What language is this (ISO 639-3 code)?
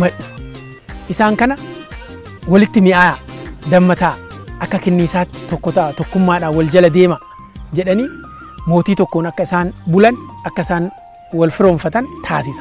ara